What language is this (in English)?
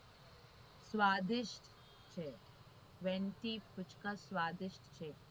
Gujarati